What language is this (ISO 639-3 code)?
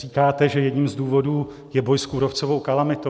ces